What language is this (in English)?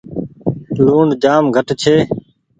Goaria